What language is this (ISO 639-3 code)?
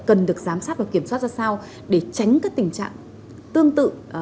vie